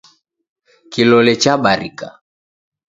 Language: Taita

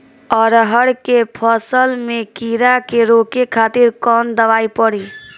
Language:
Bhojpuri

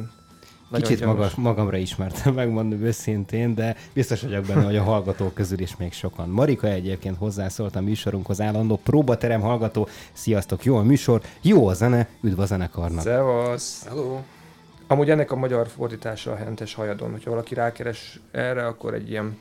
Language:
Hungarian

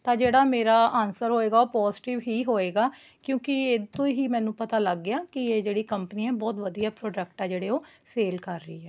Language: Punjabi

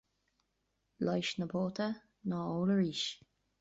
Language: Irish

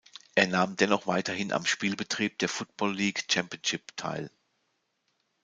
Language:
German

